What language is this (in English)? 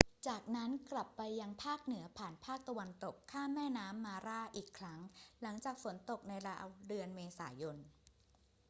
Thai